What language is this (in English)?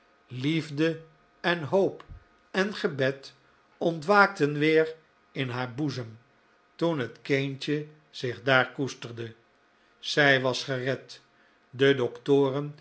Dutch